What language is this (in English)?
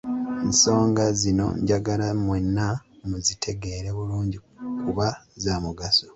Ganda